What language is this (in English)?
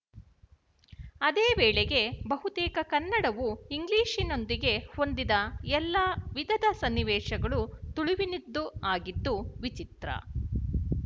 Kannada